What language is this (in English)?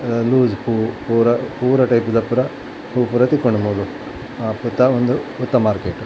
Tulu